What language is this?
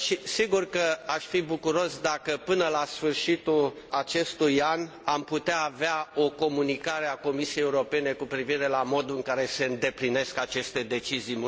Romanian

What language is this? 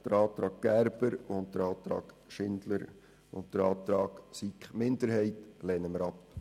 Swiss German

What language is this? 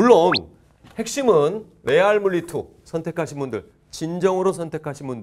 Korean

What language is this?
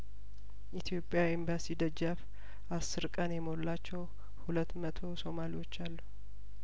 Amharic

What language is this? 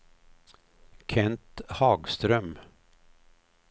Swedish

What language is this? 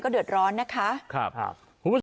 Thai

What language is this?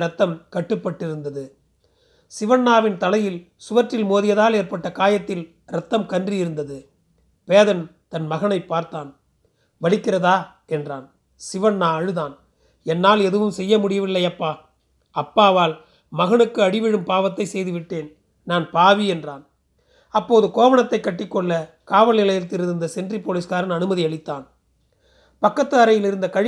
Tamil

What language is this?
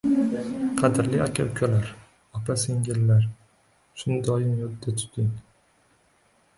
Uzbek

